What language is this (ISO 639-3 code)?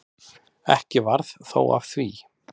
isl